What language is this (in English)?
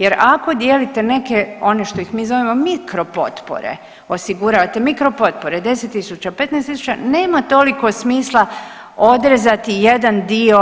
Croatian